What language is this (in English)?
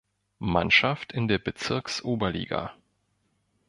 German